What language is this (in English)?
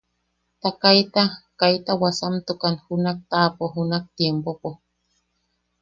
Yaqui